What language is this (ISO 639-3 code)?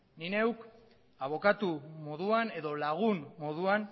eus